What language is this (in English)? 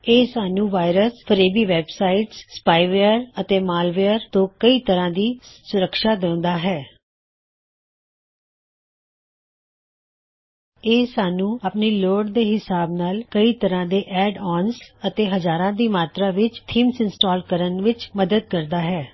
Punjabi